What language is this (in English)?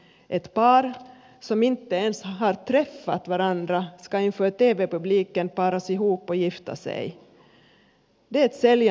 Finnish